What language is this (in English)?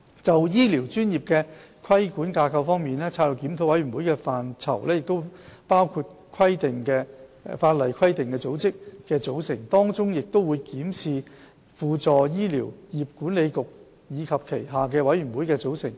Cantonese